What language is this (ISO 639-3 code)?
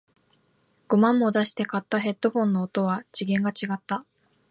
jpn